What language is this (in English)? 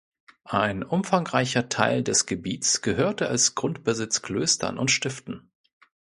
German